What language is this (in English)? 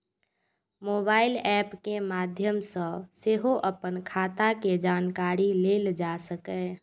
Maithili